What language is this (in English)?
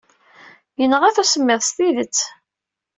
Kabyle